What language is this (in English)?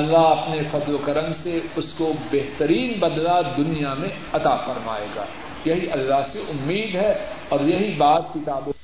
Urdu